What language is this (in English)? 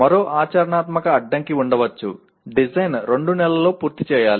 Telugu